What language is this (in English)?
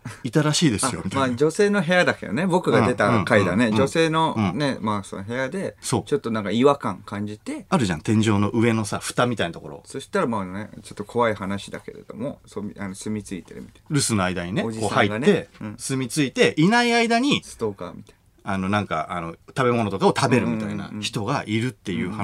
Japanese